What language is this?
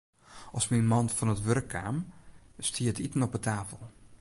Western Frisian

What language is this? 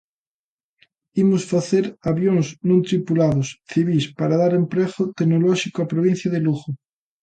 Galician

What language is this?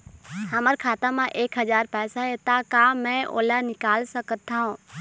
Chhattisgarhi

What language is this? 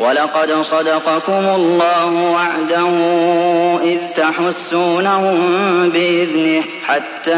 Arabic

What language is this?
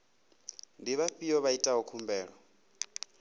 Venda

